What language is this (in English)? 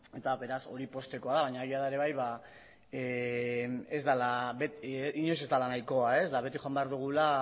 Basque